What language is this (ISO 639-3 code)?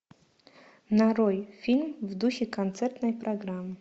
rus